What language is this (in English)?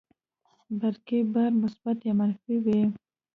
Pashto